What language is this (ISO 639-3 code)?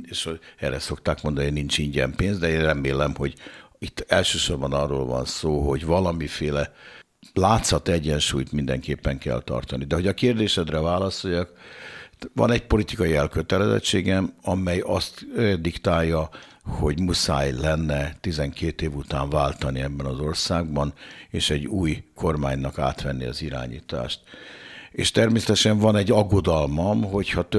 hun